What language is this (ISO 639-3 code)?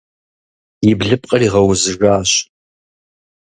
kbd